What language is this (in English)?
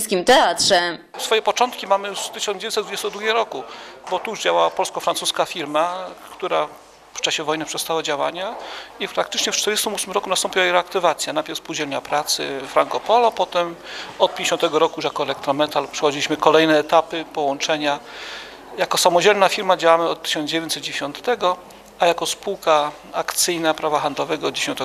Polish